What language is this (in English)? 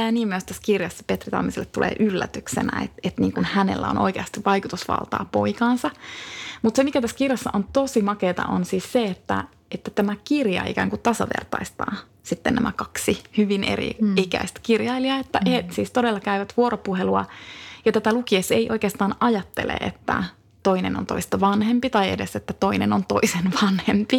Finnish